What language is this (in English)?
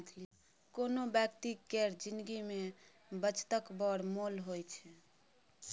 Maithili